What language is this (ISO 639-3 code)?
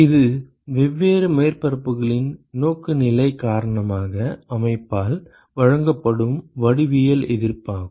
tam